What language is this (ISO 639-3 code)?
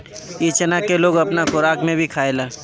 bho